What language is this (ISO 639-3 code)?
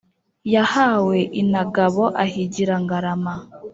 kin